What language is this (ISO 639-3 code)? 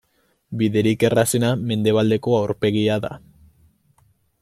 eus